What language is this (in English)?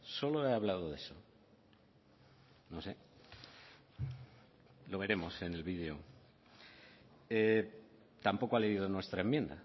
Spanish